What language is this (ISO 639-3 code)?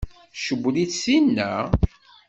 kab